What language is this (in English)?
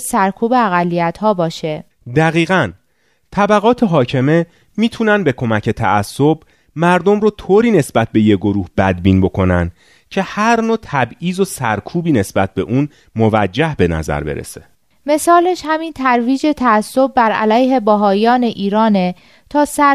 Persian